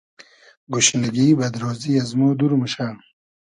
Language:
Hazaragi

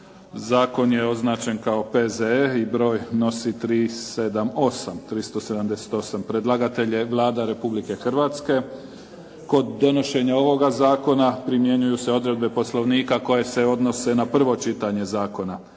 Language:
Croatian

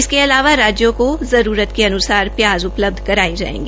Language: Hindi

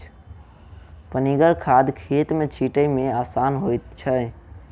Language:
Maithili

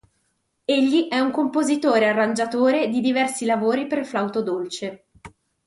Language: Italian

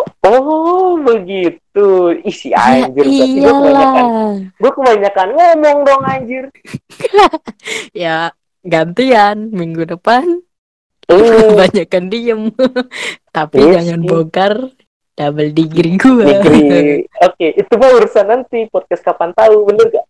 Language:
Indonesian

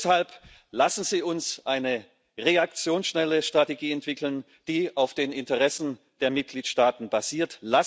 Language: German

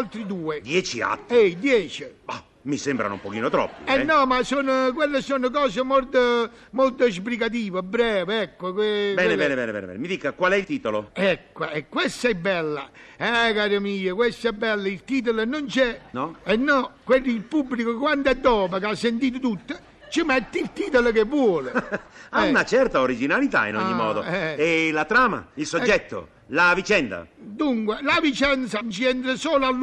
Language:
Italian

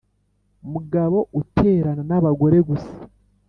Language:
Kinyarwanda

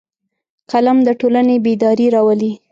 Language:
Pashto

